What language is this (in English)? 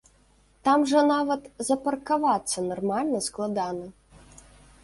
Belarusian